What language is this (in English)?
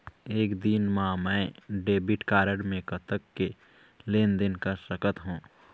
Chhattisgarhi